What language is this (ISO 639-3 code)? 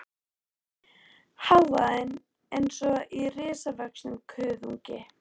isl